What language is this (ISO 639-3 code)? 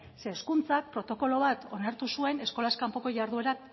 eus